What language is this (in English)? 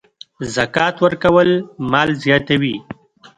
Pashto